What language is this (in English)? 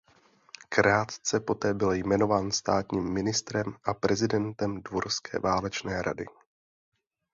Czech